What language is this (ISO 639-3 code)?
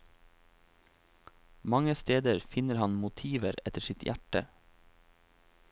nor